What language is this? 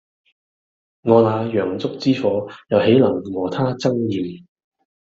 Cantonese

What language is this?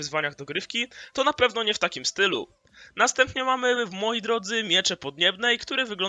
Polish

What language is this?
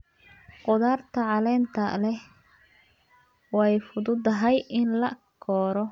Somali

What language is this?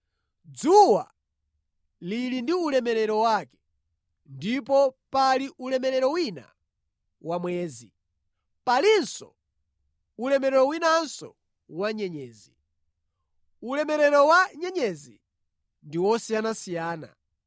Nyanja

